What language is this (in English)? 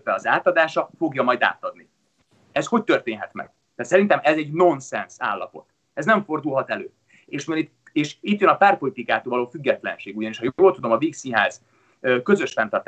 Hungarian